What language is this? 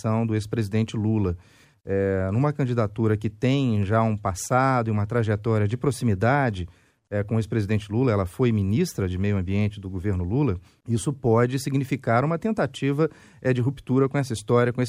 Portuguese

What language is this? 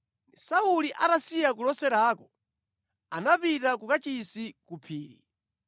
Nyanja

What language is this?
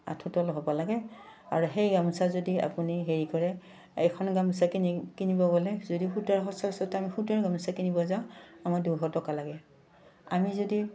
Assamese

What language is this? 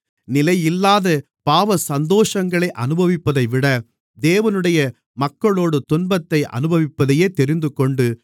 Tamil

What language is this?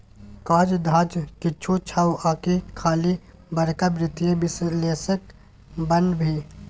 Maithili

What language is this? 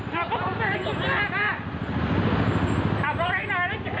Thai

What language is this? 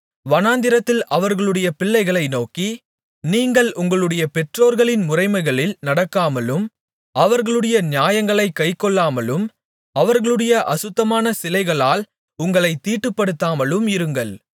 Tamil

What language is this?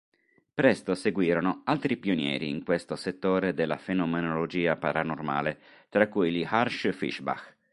Italian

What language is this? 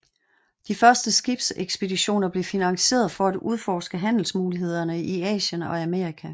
Danish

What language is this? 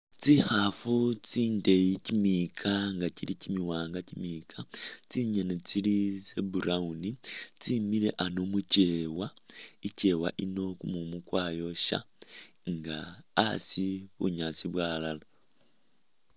Masaaba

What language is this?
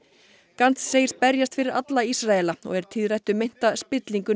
Icelandic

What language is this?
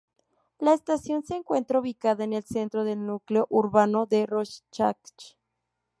Spanish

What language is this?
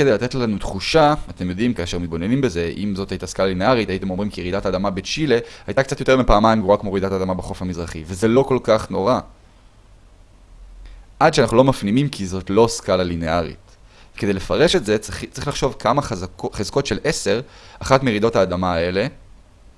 Hebrew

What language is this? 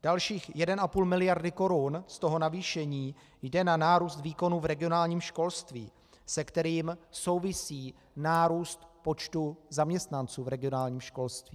Czech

